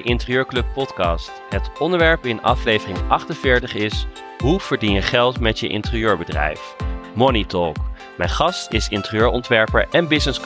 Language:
Dutch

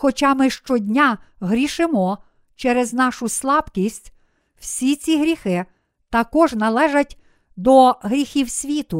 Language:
Ukrainian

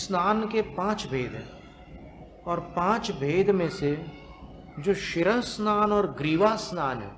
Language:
Hindi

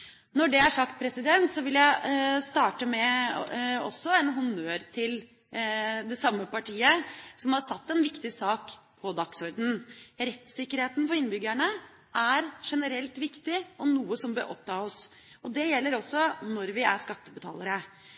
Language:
Norwegian Bokmål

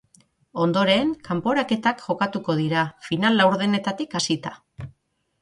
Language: Basque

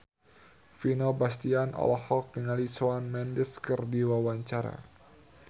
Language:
Sundanese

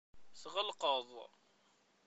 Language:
Kabyle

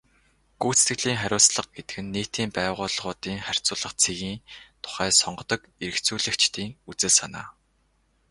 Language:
Mongolian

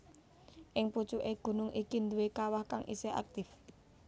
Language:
Javanese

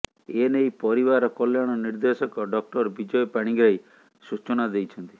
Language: Odia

